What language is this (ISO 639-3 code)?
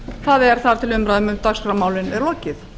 isl